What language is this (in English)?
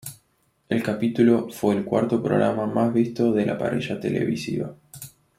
Spanish